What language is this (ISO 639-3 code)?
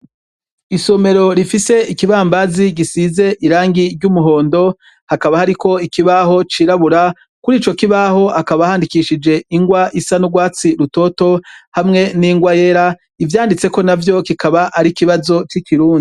run